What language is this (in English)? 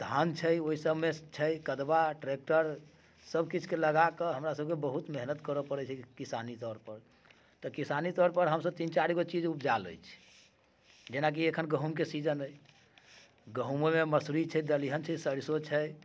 Maithili